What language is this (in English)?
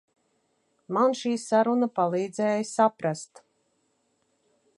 Latvian